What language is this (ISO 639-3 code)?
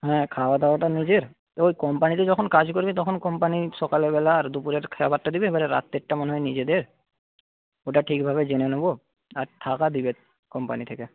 ben